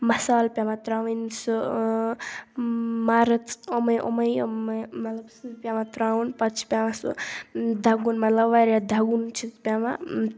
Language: Kashmiri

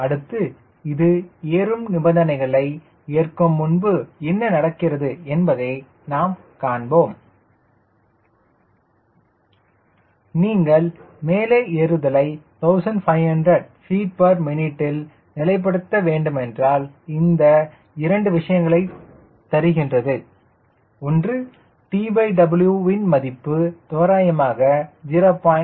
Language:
Tamil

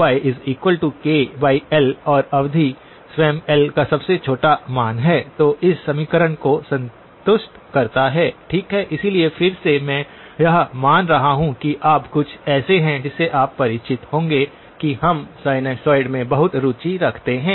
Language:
Hindi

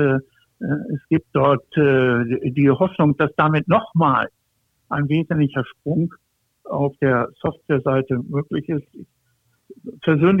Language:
German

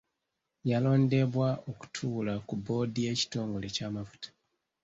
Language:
Ganda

